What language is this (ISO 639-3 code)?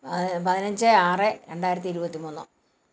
mal